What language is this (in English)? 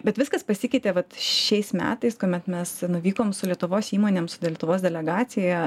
Lithuanian